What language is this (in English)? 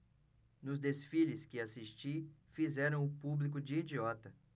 Portuguese